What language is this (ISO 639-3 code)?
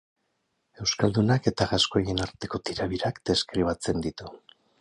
eus